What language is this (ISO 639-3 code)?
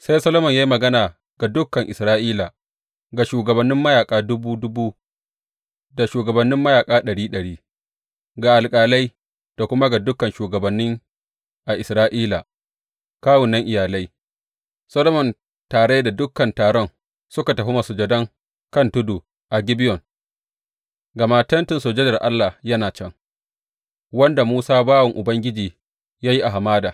hau